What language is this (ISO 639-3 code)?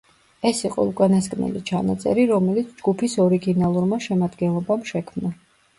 kat